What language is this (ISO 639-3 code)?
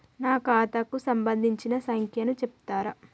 tel